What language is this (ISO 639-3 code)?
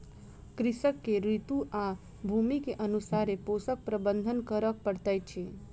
mai